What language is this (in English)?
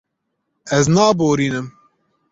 Kurdish